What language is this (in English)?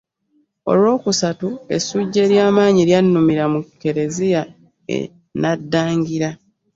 Ganda